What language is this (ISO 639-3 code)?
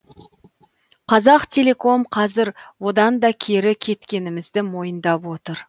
kaz